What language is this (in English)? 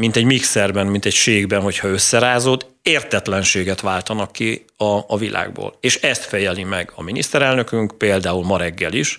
Hungarian